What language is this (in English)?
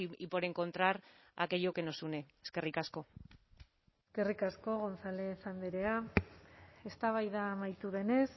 Basque